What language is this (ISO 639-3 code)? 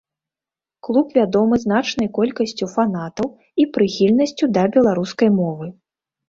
bel